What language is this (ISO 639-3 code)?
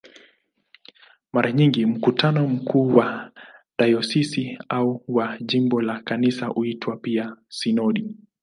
swa